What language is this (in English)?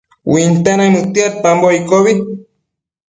Matsés